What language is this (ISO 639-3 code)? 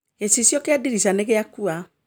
kik